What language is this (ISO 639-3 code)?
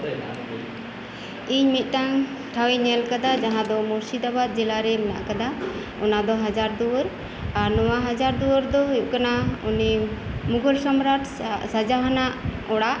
sat